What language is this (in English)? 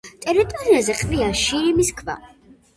Georgian